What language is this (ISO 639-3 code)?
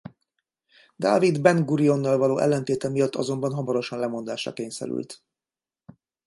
hun